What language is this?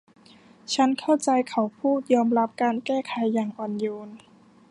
Thai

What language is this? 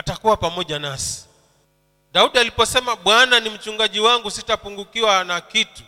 Swahili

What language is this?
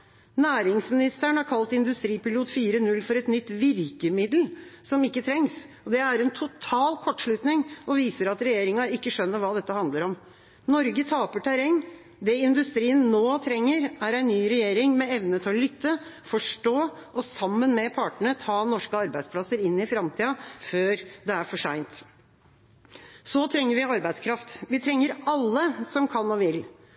Norwegian Bokmål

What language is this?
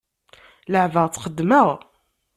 Kabyle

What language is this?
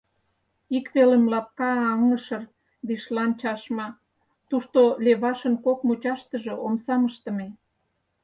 Mari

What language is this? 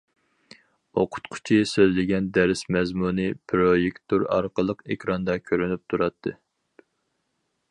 Uyghur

